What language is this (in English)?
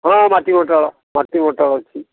Odia